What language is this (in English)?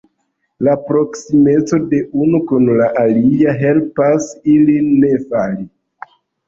Esperanto